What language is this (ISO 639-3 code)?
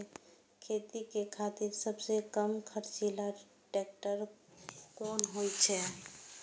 mai